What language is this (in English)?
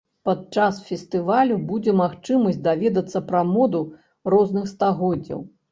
Belarusian